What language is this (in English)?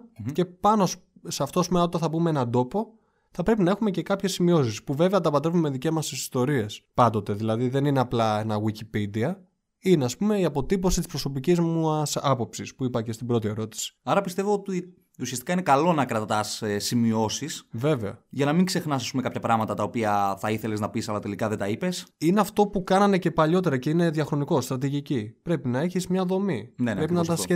Greek